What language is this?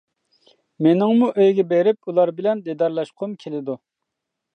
Uyghur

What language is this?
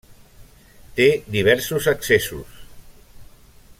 Catalan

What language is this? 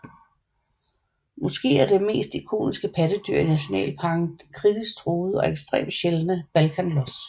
Danish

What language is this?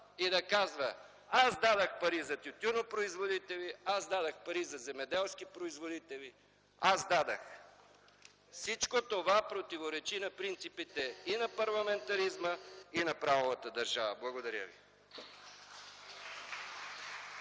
Bulgarian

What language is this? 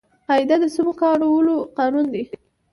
Pashto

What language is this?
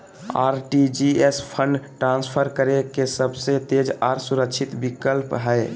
Magahi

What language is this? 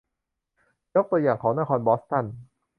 Thai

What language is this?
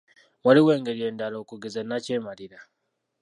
Ganda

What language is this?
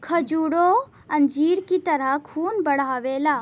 Bhojpuri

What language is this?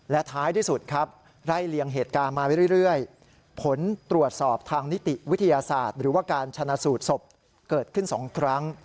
Thai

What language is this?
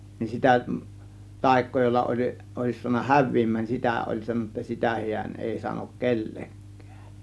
Finnish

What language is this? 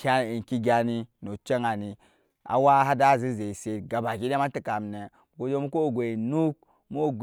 Nyankpa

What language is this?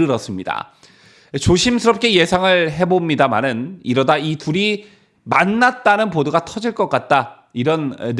Korean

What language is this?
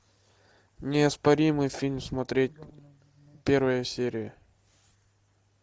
Russian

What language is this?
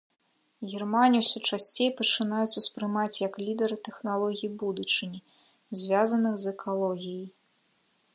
Belarusian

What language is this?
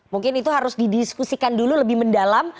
Indonesian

